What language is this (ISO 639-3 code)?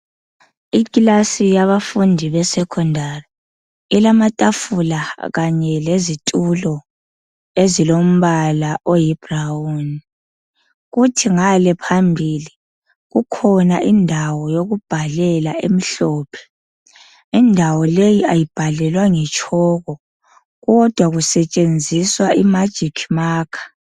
nde